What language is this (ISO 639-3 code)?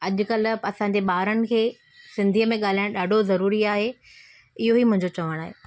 snd